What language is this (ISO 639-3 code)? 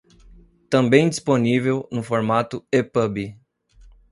por